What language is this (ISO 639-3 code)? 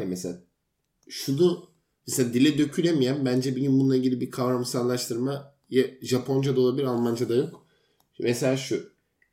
tur